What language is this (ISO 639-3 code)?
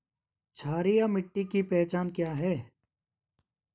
hin